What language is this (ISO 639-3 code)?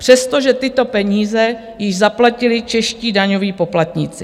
ces